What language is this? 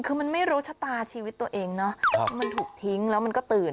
Thai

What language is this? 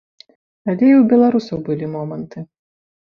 Belarusian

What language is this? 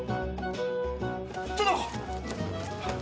Japanese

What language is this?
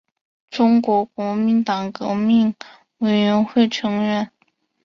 Chinese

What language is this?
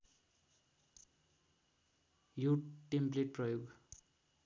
Nepali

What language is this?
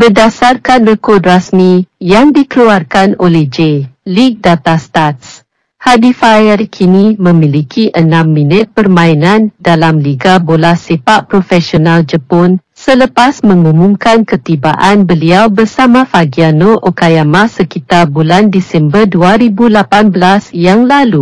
Malay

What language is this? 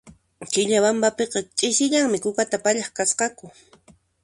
Puno Quechua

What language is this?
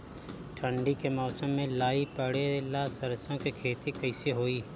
Bhojpuri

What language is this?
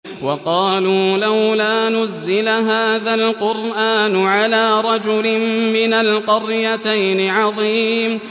Arabic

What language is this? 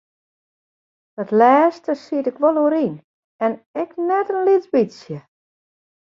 Western Frisian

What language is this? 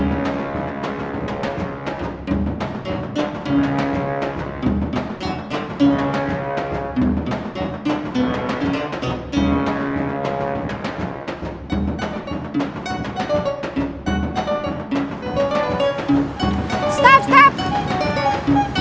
Indonesian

